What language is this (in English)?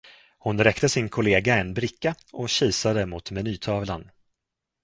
Swedish